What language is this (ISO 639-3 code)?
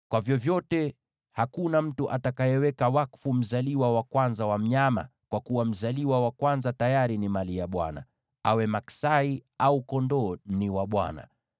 swa